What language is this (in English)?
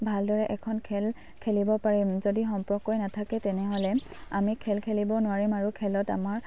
Assamese